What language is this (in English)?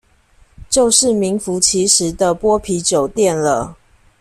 Chinese